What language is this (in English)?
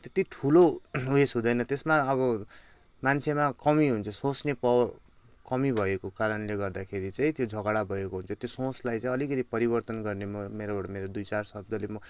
Nepali